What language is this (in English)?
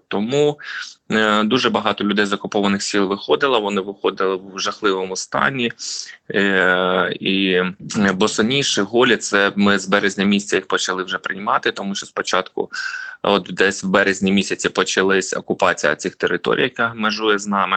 Ukrainian